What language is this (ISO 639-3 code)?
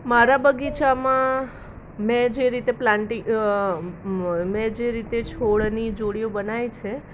guj